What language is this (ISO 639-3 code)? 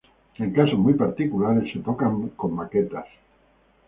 spa